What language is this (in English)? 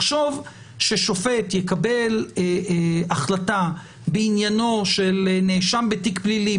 Hebrew